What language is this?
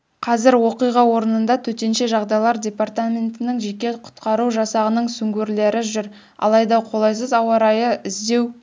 Kazakh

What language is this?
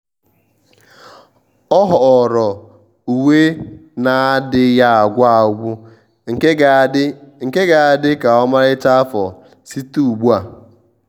Igbo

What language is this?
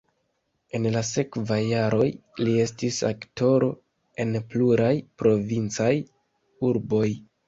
Esperanto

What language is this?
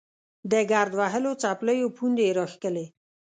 Pashto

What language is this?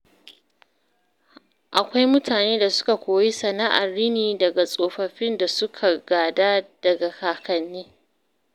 Hausa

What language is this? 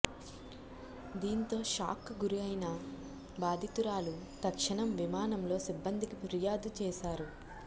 Telugu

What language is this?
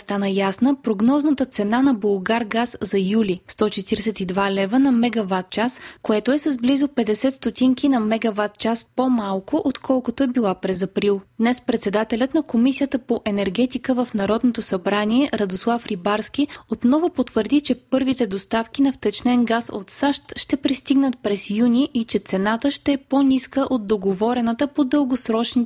Bulgarian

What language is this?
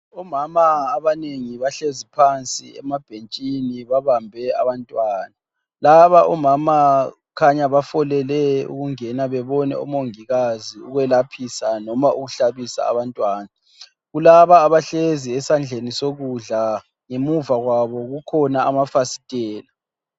North Ndebele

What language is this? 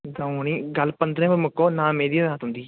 Dogri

